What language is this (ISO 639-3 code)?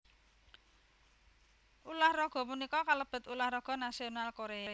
jav